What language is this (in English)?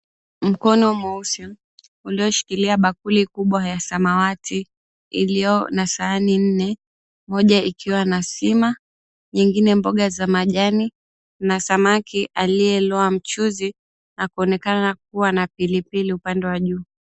Swahili